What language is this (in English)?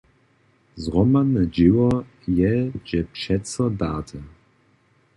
Upper Sorbian